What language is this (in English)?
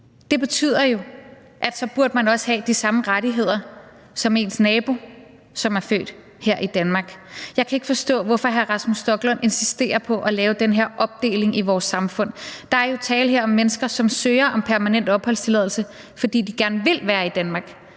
Danish